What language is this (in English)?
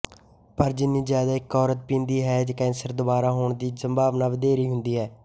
Punjabi